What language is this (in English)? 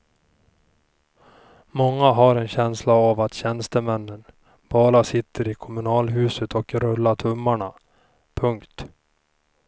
Swedish